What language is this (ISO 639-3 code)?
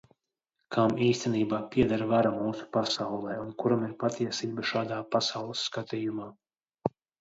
lav